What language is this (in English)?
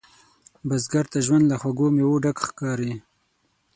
Pashto